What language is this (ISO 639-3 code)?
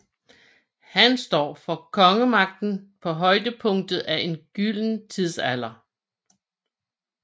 dan